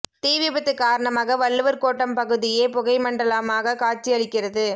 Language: Tamil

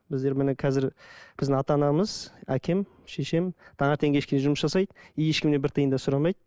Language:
Kazakh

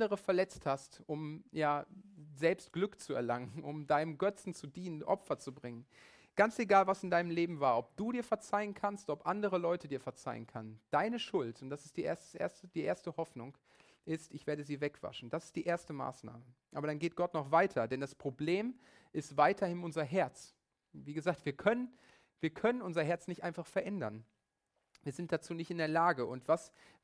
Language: German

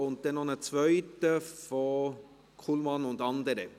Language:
Swiss German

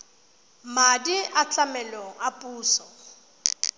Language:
Tswana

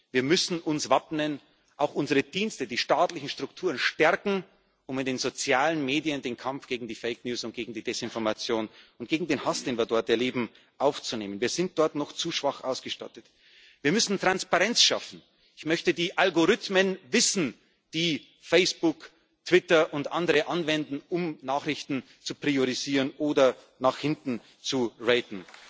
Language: German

